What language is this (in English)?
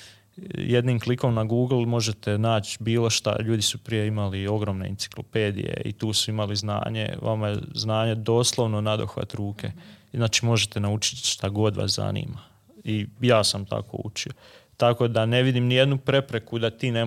Croatian